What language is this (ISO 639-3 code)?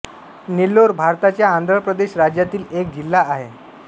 mar